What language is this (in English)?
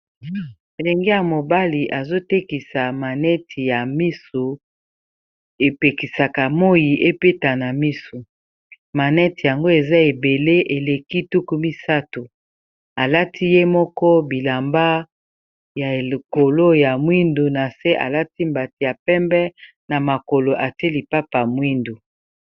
Lingala